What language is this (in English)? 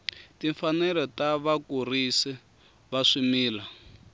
Tsonga